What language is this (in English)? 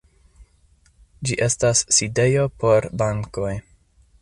Esperanto